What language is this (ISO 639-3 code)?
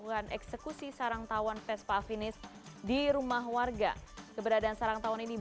ind